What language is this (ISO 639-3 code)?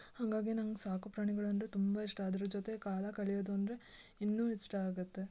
kan